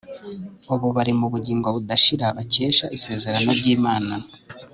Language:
Kinyarwanda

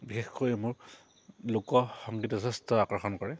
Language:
Assamese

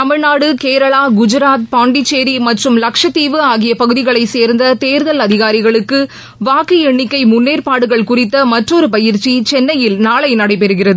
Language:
Tamil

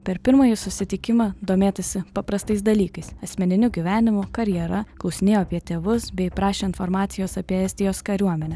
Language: Lithuanian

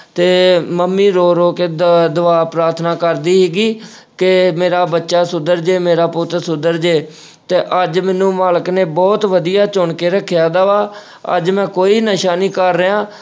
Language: Punjabi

